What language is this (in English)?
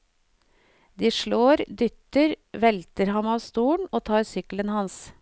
Norwegian